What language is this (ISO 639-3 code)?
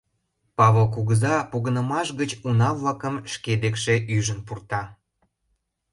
chm